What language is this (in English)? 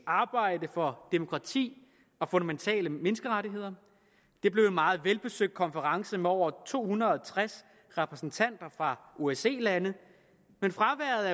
Danish